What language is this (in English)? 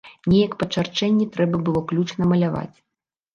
Belarusian